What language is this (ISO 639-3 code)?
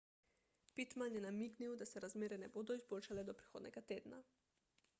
slv